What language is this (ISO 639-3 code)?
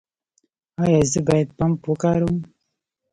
pus